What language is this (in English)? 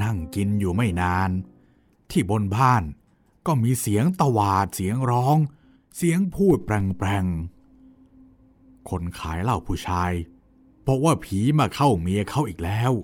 Thai